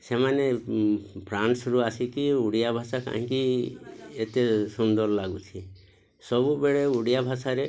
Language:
Odia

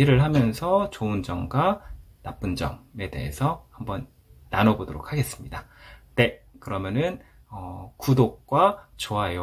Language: Korean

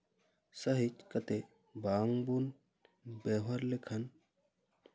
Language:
Santali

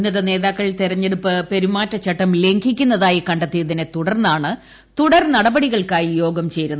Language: Malayalam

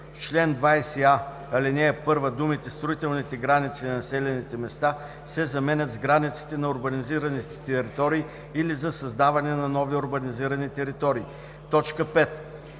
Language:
Bulgarian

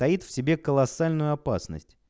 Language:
Russian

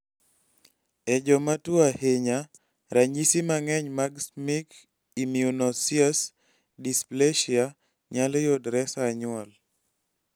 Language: Luo (Kenya and Tanzania)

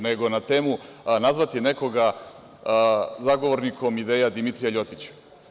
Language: Serbian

